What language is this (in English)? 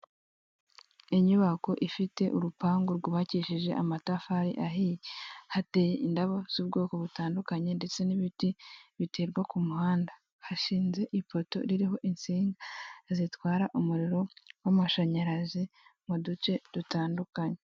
Kinyarwanda